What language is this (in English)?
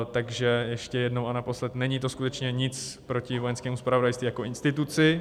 Czech